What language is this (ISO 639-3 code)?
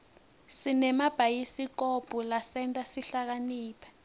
ssw